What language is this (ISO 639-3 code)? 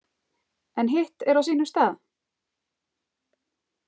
isl